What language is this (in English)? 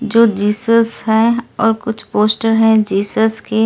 Hindi